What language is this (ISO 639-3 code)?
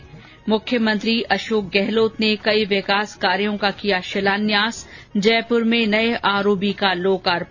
hin